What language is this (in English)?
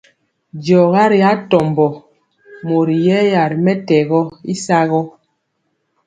Mpiemo